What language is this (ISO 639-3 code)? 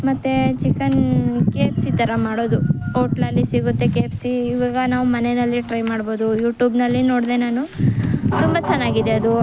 kan